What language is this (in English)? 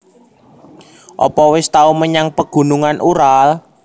Javanese